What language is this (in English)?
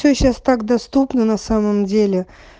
Russian